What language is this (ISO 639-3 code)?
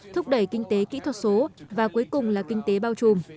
vie